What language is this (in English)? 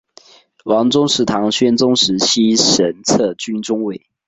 Chinese